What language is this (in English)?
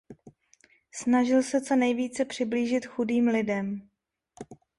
Czech